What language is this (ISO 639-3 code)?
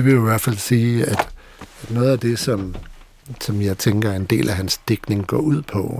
dan